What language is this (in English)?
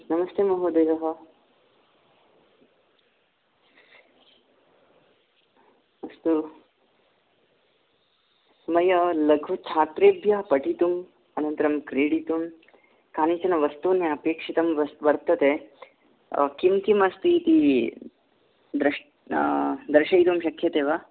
Sanskrit